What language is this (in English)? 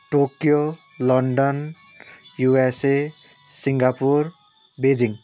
Nepali